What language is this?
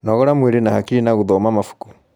Kikuyu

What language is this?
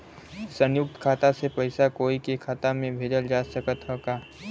Bhojpuri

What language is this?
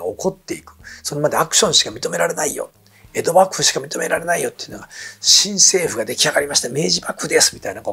Japanese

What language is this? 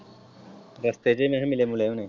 Punjabi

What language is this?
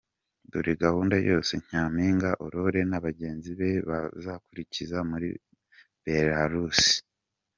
Kinyarwanda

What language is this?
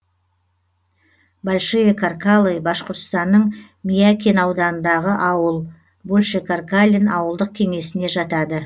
Kazakh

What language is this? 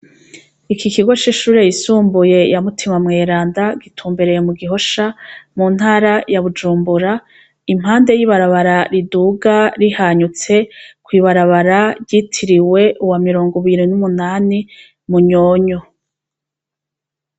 Rundi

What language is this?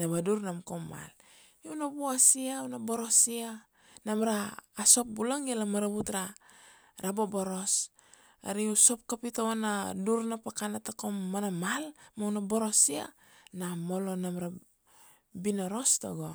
Kuanua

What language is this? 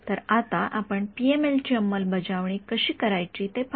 Marathi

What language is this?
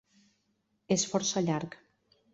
Catalan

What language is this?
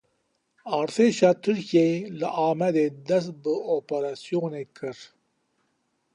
Kurdish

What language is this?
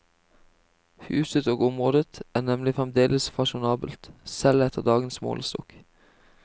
Norwegian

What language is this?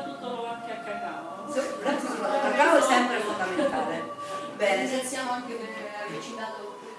Italian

